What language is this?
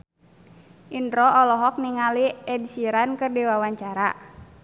Sundanese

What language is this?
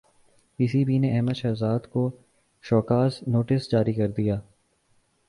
Urdu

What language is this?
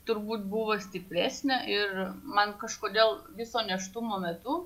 Lithuanian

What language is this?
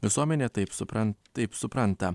Lithuanian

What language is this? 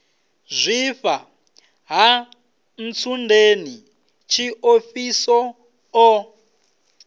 Venda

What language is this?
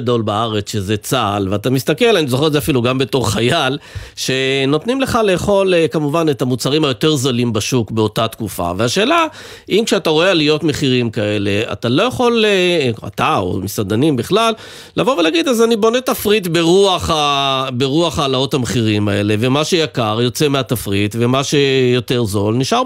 Hebrew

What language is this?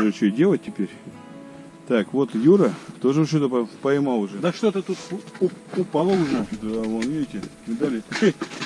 Russian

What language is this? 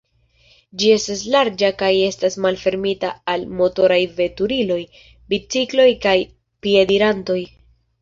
Esperanto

